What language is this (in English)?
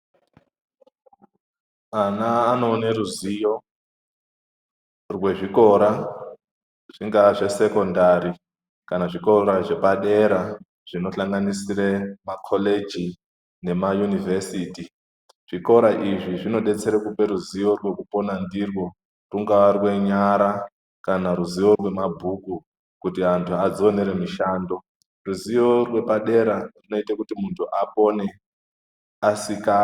Ndau